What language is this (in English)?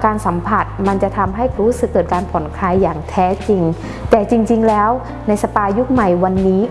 Thai